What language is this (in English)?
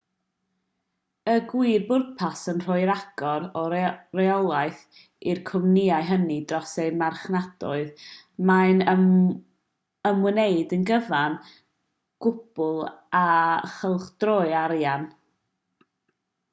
Welsh